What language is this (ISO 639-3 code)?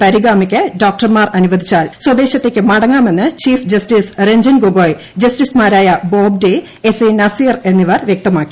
mal